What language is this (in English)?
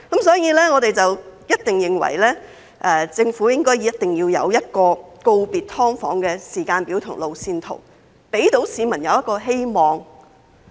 Cantonese